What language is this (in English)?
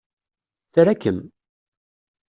Kabyle